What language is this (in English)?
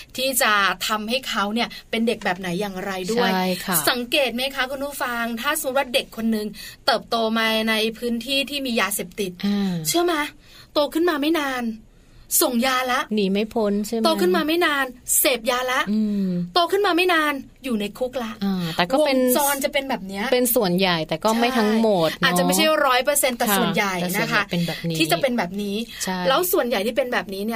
Thai